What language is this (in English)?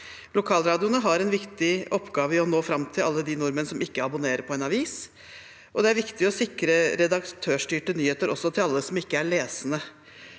Norwegian